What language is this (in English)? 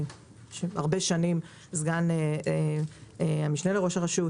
Hebrew